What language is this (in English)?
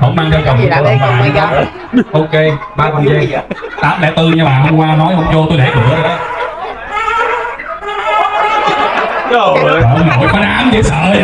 Vietnamese